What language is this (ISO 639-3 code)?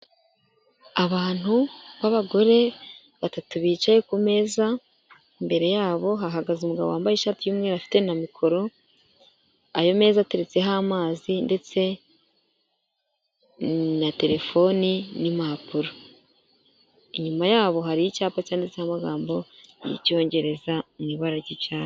kin